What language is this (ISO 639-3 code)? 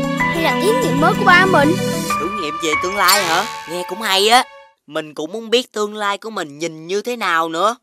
vie